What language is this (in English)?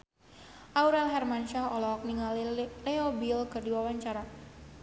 Sundanese